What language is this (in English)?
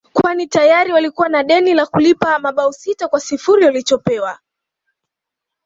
Swahili